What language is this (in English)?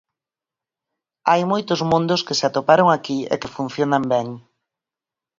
Galician